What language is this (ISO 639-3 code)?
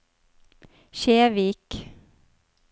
nor